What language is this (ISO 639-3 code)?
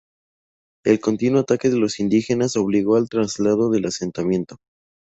spa